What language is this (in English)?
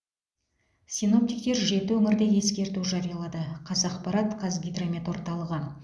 Kazakh